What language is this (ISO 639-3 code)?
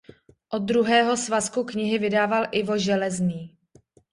ces